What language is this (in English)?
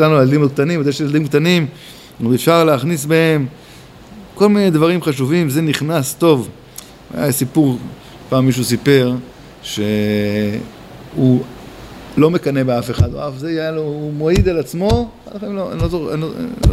Hebrew